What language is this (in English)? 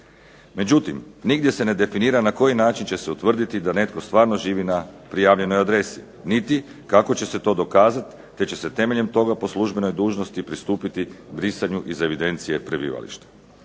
Croatian